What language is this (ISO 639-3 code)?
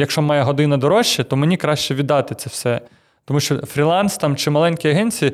ukr